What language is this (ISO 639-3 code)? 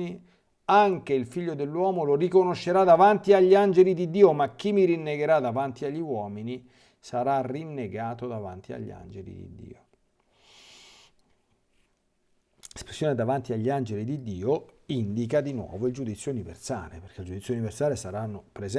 ita